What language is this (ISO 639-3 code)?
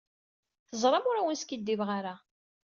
kab